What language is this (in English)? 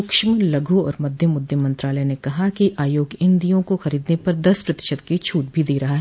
Hindi